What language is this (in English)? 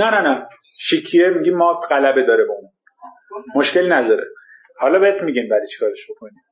Persian